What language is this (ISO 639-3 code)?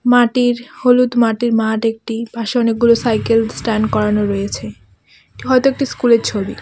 ben